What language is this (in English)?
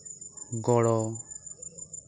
Santali